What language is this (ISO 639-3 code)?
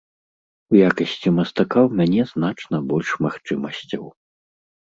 bel